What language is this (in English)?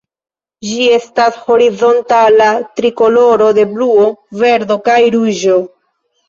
Esperanto